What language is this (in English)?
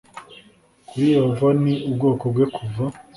Kinyarwanda